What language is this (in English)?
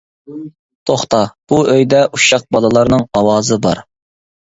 Uyghur